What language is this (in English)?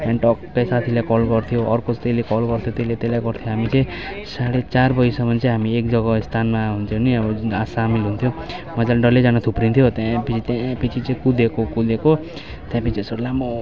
Nepali